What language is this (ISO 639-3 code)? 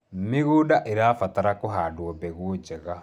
kik